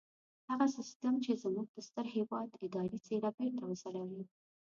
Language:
Pashto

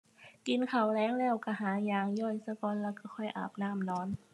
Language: Thai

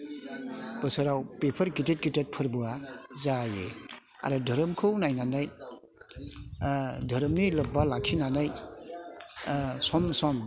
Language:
Bodo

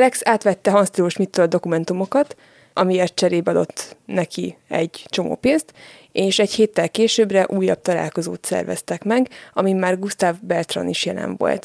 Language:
Hungarian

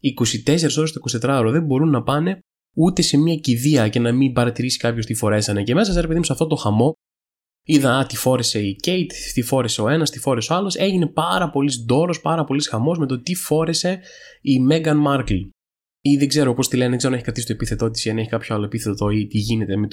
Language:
Greek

